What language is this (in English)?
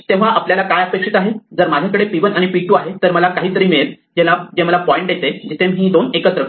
Marathi